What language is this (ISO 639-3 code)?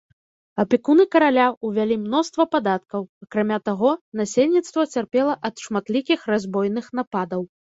bel